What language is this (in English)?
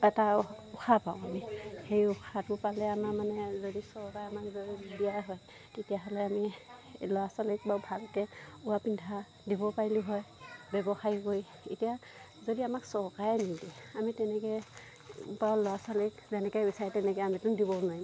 Assamese